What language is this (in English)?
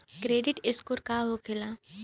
Bhojpuri